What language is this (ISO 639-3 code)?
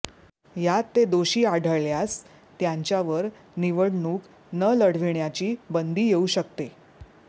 mar